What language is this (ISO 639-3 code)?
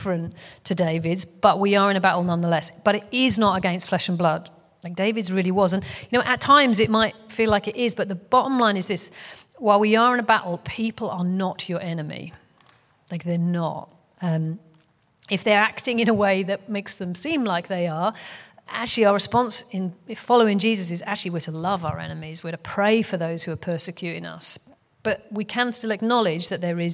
eng